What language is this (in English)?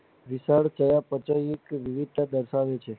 Gujarati